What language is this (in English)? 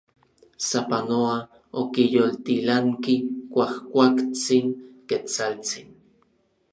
Orizaba Nahuatl